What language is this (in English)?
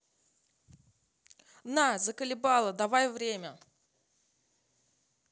Russian